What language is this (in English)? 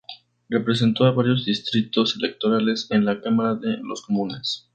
Spanish